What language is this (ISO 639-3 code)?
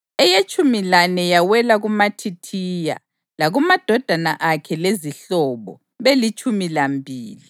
nde